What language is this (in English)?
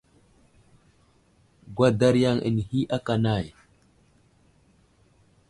Wuzlam